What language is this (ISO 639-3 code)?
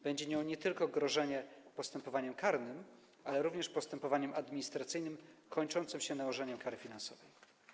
pol